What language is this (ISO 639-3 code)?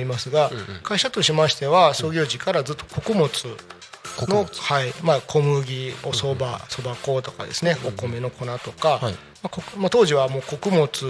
jpn